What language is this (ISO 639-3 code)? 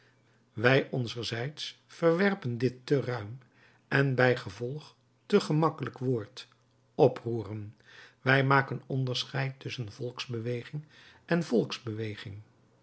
nld